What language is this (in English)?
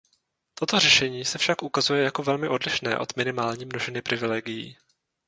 Czech